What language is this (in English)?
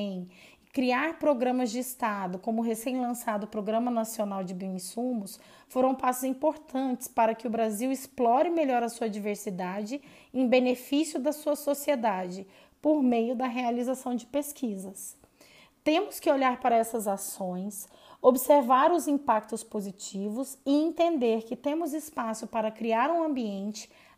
Portuguese